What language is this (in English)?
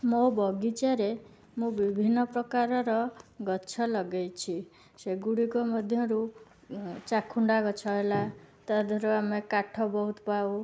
Odia